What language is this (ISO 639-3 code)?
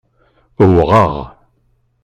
kab